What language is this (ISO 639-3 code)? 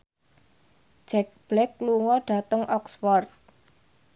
jav